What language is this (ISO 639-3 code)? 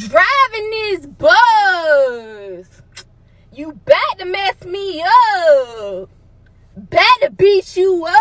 eng